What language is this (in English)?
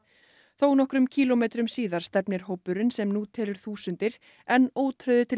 Icelandic